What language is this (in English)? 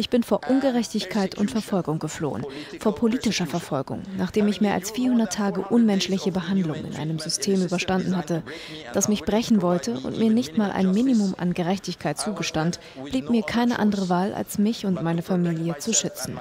German